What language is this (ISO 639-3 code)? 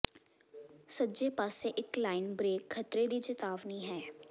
pan